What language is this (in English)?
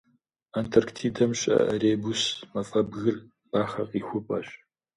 Kabardian